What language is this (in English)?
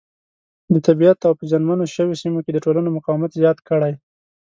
Pashto